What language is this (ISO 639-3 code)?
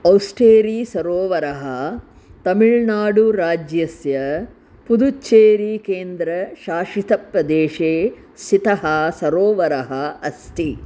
san